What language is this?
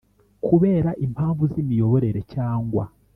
Kinyarwanda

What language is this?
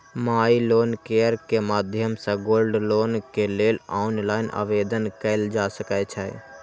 Maithili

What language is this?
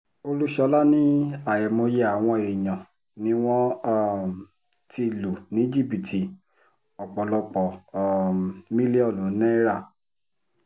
Yoruba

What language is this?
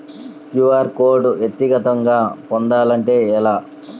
Telugu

